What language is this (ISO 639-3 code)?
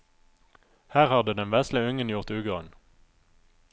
nor